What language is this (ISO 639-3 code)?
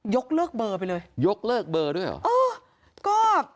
tha